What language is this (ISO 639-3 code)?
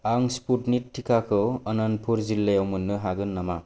brx